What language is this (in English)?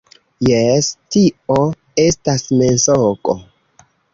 Esperanto